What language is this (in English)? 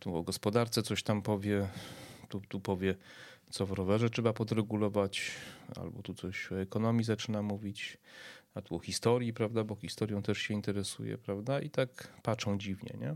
Polish